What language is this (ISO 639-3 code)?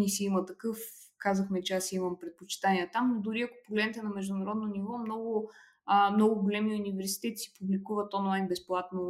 bul